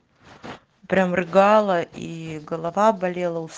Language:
Russian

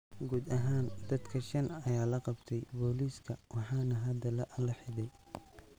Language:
Somali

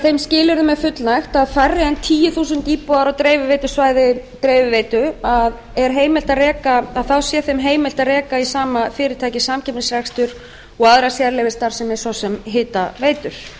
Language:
Icelandic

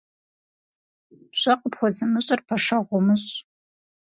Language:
Kabardian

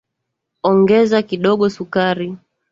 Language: Swahili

